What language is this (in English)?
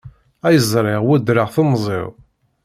Kabyle